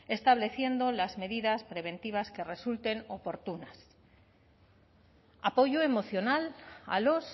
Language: Spanish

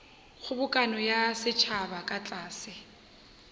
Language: Northern Sotho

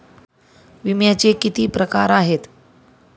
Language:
Marathi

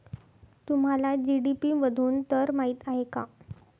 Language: Marathi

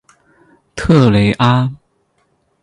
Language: Chinese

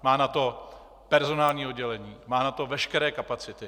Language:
Czech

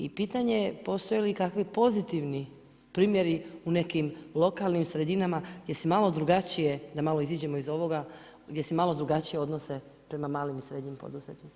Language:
Croatian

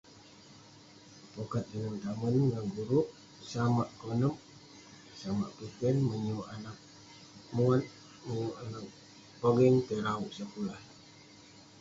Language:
Western Penan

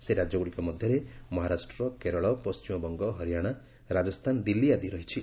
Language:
Odia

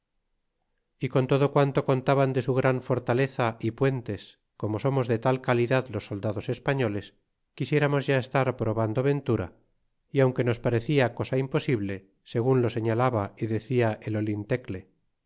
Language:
Spanish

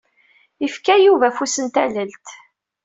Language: Kabyle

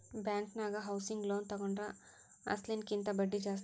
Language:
Kannada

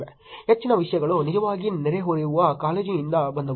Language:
Kannada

